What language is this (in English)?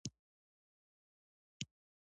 Pashto